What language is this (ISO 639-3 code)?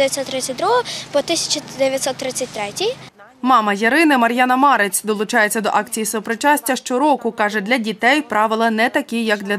ukr